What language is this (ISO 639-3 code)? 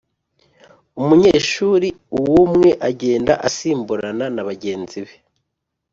kin